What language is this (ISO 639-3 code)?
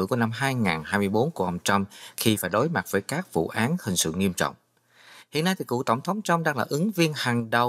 vie